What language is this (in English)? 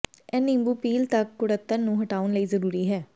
Punjabi